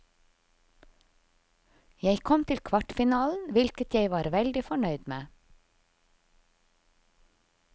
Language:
Norwegian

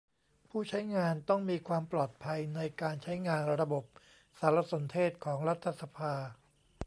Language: Thai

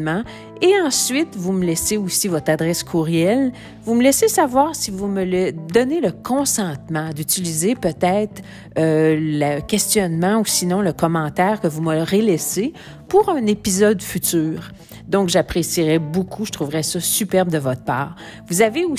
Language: French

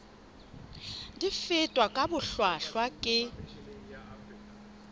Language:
Southern Sotho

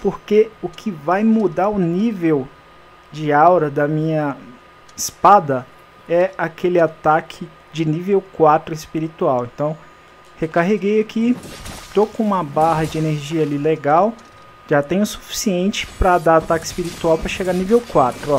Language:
Portuguese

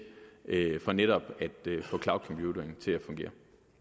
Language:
Danish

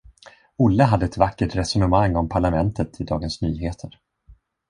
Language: Swedish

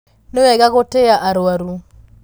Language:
Kikuyu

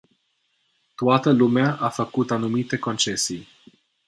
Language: Romanian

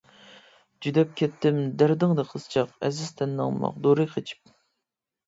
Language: Uyghur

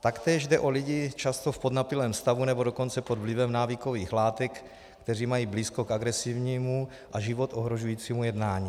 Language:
Czech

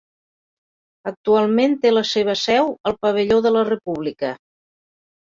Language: Catalan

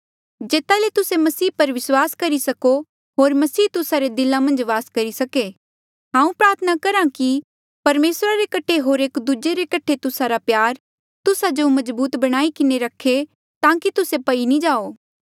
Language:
Mandeali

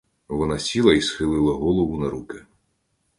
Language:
Ukrainian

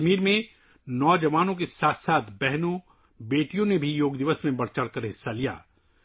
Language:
Urdu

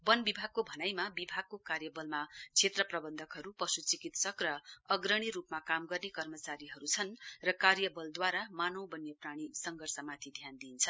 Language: Nepali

